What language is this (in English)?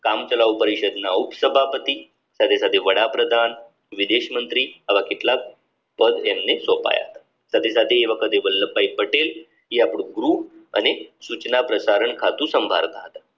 Gujarati